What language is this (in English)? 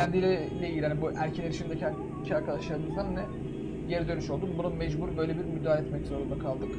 Turkish